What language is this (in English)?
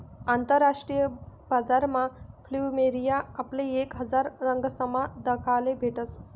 Marathi